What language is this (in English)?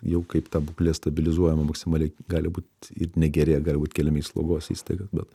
Lithuanian